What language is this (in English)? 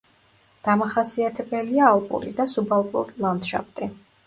Georgian